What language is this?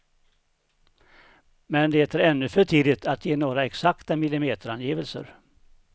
Swedish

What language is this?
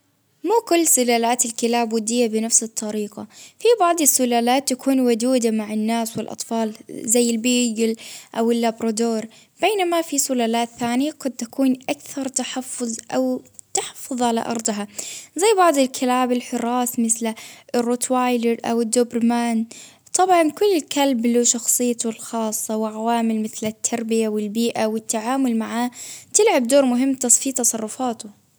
Baharna Arabic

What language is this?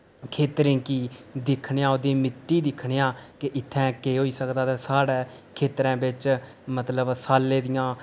Dogri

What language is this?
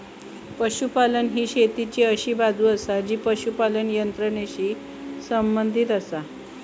Marathi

